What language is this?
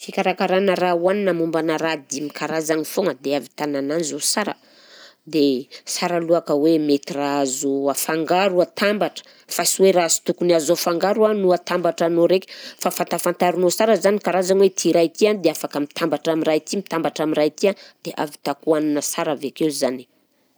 Southern Betsimisaraka Malagasy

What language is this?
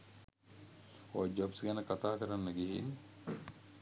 Sinhala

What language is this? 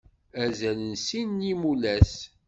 Kabyle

